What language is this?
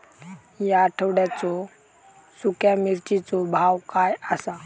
Marathi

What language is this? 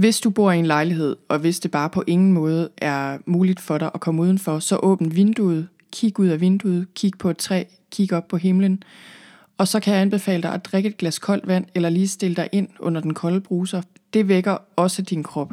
Danish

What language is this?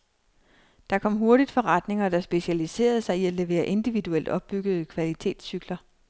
Danish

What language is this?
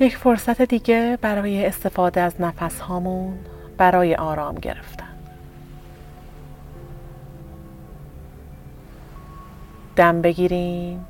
Persian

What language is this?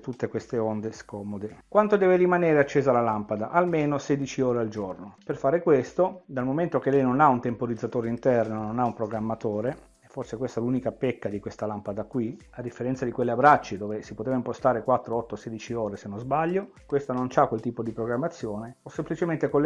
Italian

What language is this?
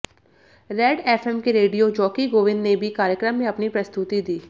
Hindi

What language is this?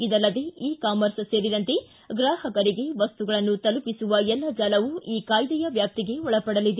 Kannada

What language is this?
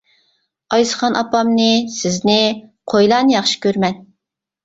Uyghur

